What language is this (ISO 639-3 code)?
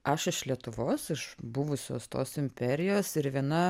lit